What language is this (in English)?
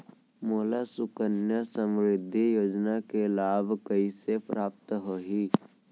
Chhattisgarhi